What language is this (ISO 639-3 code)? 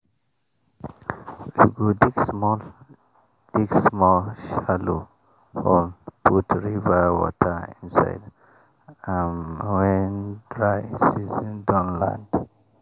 pcm